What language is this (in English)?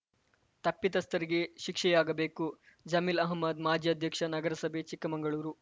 Kannada